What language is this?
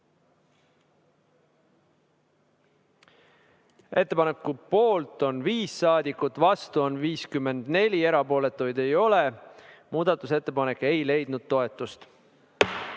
Estonian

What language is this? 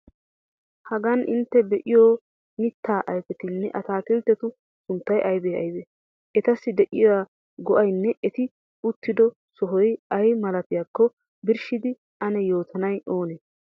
Wolaytta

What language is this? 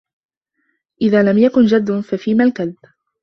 Arabic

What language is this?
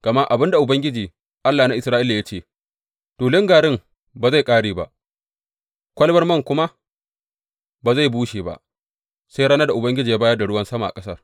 Hausa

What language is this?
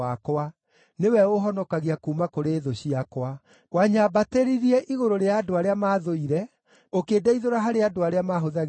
Kikuyu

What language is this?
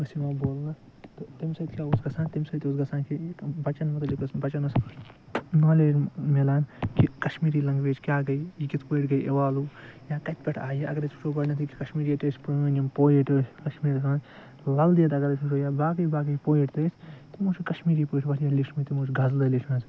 Kashmiri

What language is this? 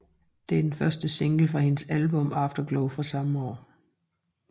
Danish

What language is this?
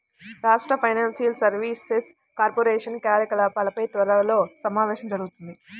Telugu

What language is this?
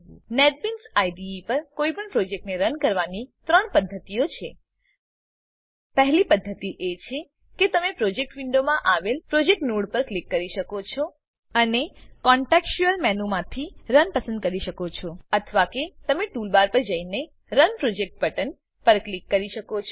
Gujarati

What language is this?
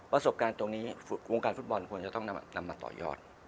Thai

